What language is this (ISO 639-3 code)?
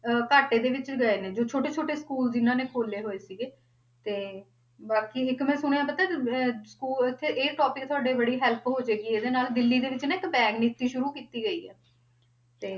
pan